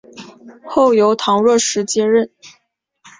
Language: Chinese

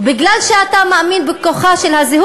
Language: Hebrew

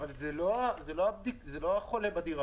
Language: Hebrew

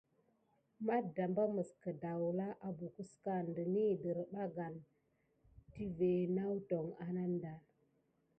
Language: Gidar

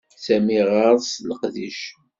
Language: Kabyle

